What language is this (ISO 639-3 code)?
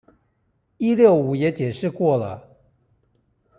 zho